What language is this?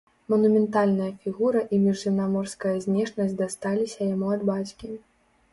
Belarusian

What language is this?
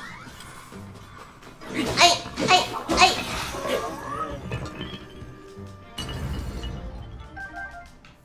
English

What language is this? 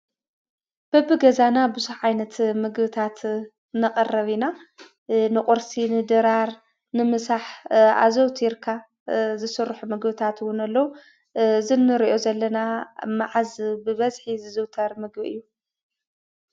Tigrinya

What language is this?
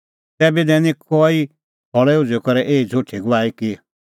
Kullu Pahari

